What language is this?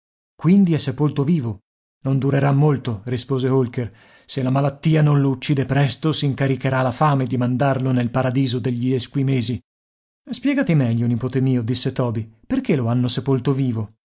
Italian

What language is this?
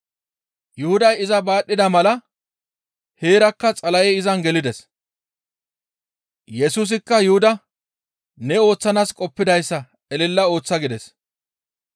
Gamo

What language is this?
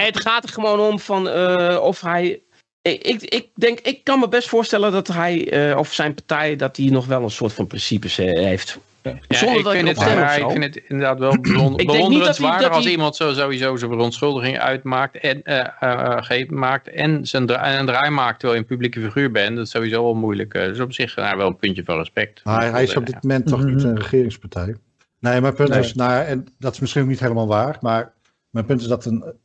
Dutch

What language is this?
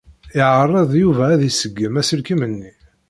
Kabyle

